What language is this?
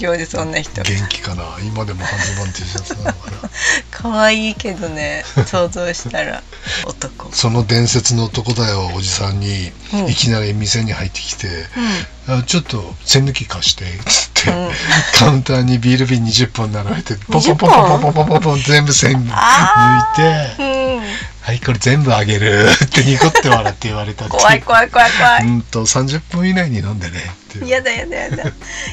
Japanese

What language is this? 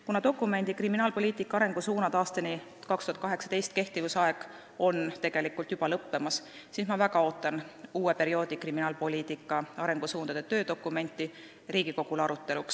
Estonian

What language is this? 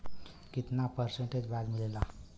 Bhojpuri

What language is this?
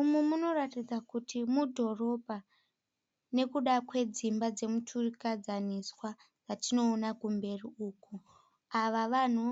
Shona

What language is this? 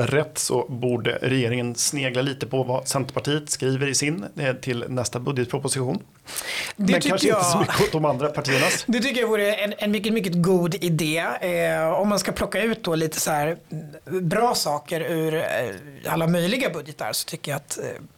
Swedish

